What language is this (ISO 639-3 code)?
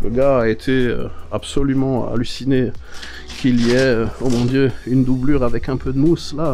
fra